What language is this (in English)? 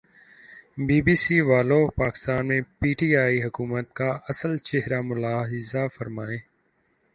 Urdu